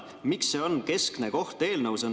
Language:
Estonian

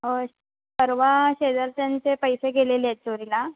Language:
Marathi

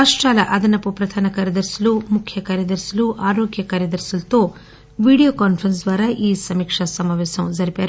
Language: Telugu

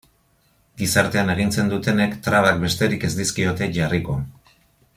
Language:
Basque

